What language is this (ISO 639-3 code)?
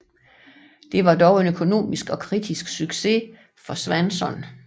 dan